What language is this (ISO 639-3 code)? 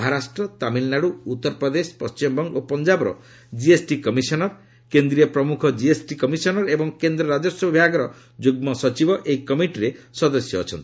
ori